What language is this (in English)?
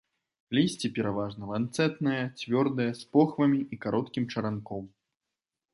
Belarusian